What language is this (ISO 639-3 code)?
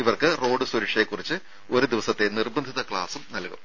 mal